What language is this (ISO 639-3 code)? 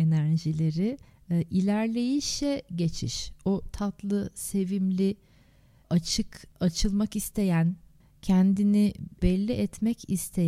tur